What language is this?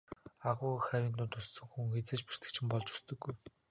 Mongolian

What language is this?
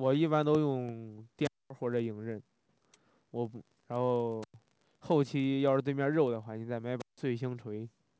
Chinese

